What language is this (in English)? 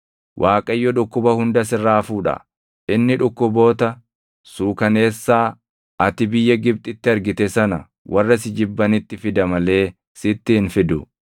Oromo